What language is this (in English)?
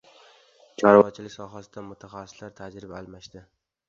Uzbek